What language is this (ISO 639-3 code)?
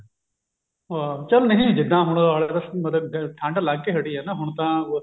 pan